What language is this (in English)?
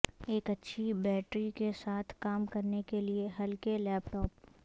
Urdu